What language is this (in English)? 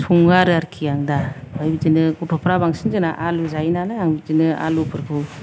Bodo